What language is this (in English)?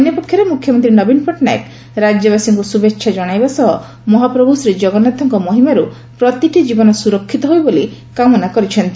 Odia